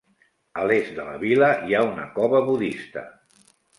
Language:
Catalan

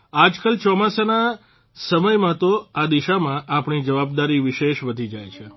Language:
Gujarati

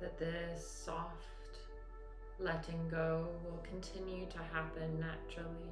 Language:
English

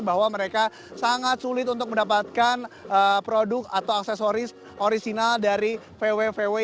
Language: Indonesian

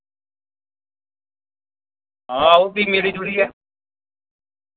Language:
Dogri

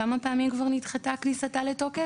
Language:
Hebrew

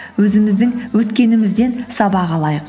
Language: Kazakh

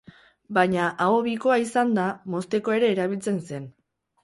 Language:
Basque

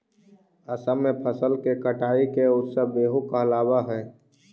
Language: Magahi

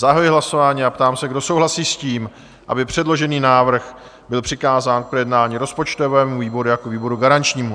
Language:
Czech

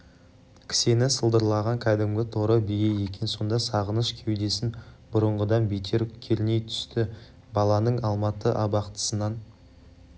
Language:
Kazakh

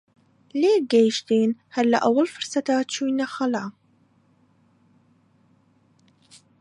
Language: Central Kurdish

